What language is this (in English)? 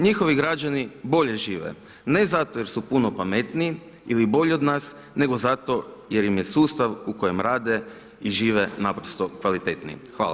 Croatian